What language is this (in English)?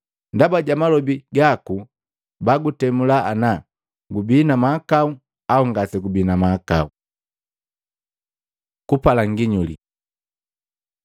Matengo